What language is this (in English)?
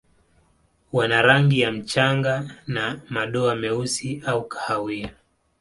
Swahili